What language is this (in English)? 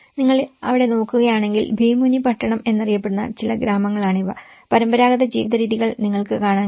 Malayalam